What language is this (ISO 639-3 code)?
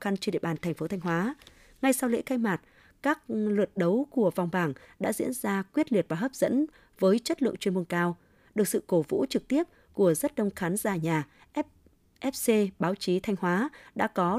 vie